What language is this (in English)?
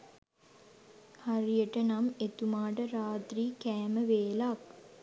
Sinhala